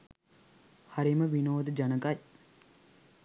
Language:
Sinhala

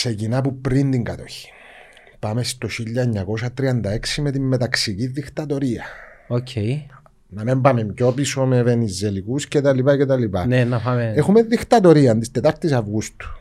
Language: Greek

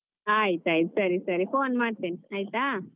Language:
Kannada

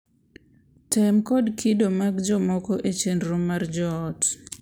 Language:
Luo (Kenya and Tanzania)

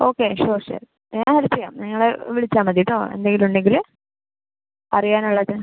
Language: Malayalam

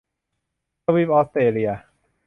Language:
Thai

